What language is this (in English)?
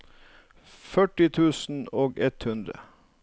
Norwegian